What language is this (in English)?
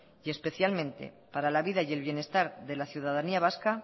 Spanish